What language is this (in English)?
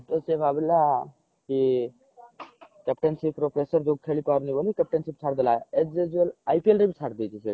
Odia